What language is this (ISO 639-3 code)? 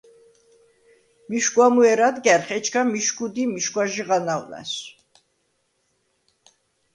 sva